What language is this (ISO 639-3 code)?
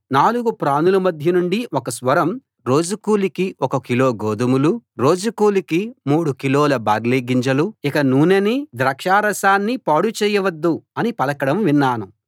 tel